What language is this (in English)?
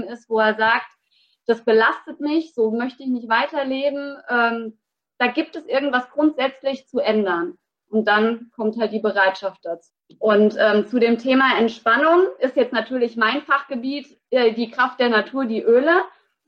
German